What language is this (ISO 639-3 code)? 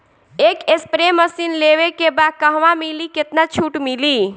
bho